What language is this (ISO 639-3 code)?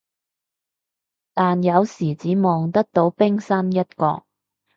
yue